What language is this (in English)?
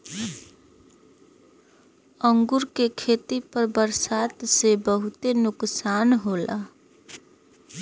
Bhojpuri